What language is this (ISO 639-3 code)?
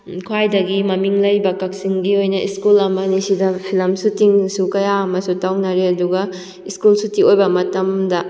mni